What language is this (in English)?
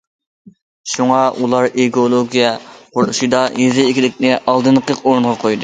Uyghur